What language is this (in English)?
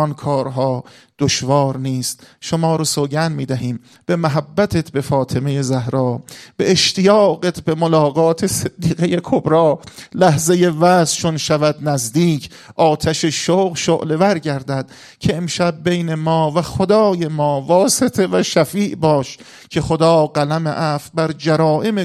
Persian